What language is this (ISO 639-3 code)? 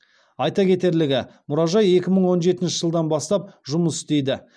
kaz